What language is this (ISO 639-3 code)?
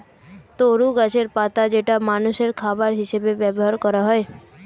ben